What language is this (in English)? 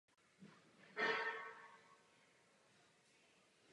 Czech